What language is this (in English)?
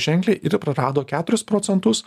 Lithuanian